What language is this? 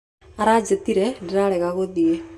Kikuyu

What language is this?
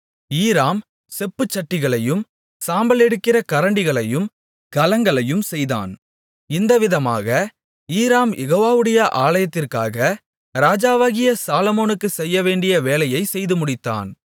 Tamil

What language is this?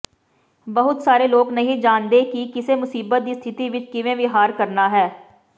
Punjabi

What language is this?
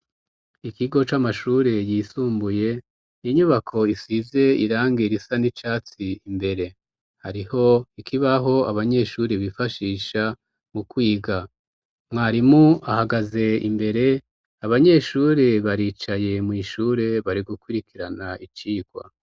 Rundi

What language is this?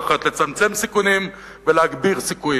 Hebrew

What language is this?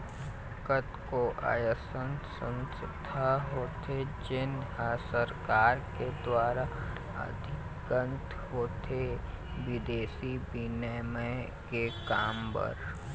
Chhattisgarhi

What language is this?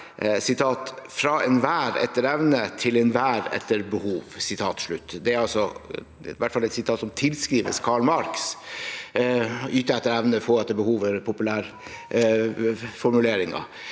Norwegian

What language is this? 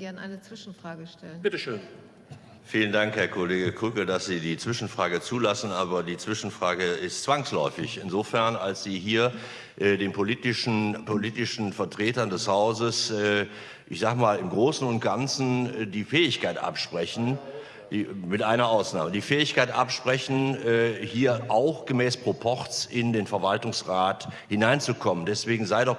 German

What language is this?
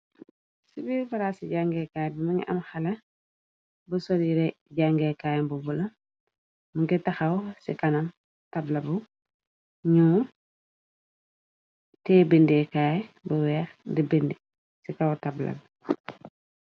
Wolof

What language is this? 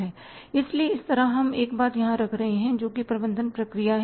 Hindi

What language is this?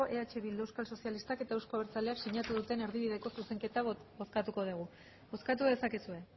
Basque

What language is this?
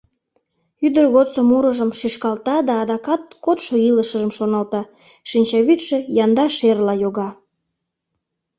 Mari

